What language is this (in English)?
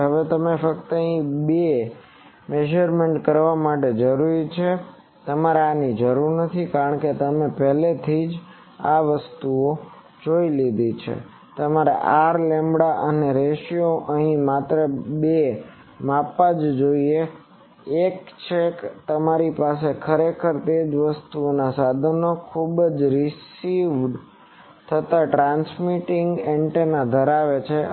Gujarati